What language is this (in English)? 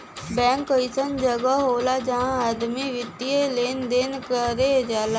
Bhojpuri